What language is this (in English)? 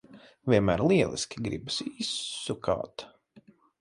Latvian